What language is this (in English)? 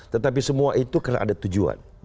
Indonesian